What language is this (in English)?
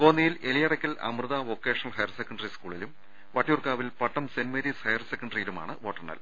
Malayalam